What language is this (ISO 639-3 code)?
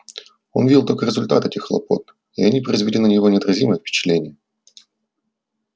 rus